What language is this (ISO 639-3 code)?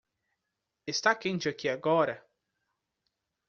por